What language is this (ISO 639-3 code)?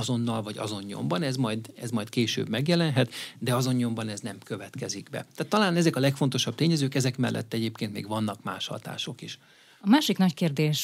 hun